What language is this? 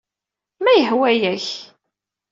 Kabyle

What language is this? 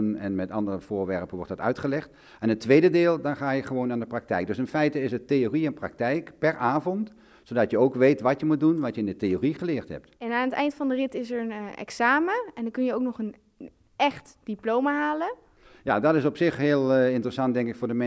Dutch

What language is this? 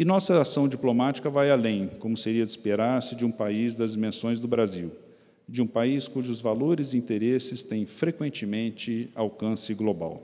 Portuguese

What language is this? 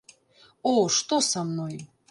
Belarusian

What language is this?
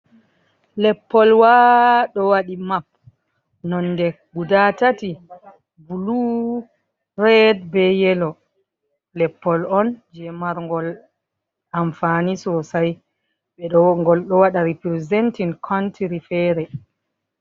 Fula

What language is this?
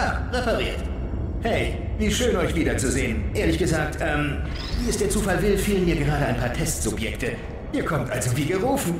German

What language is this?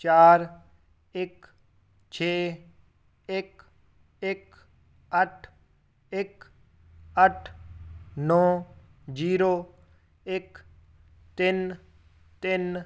Punjabi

